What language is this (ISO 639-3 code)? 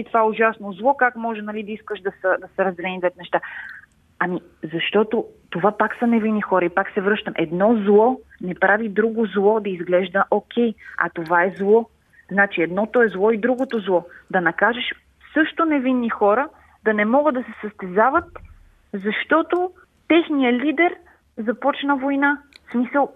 bul